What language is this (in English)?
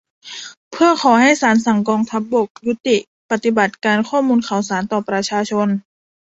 Thai